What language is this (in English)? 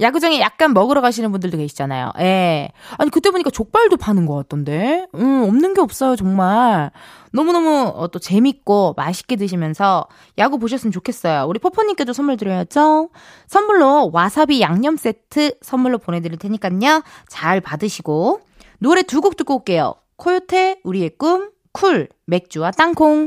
Korean